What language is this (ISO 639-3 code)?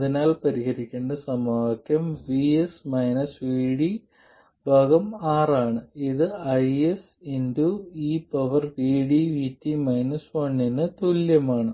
mal